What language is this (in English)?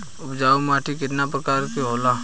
Bhojpuri